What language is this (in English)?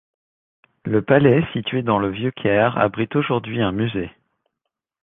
French